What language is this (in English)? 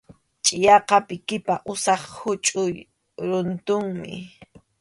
Arequipa-La Unión Quechua